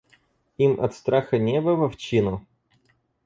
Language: Russian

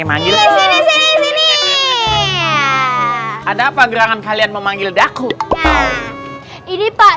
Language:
Indonesian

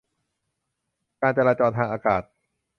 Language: Thai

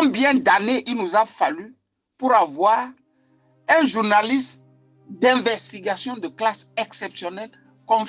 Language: French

